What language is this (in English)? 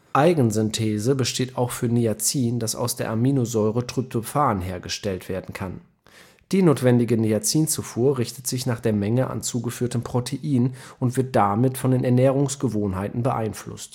German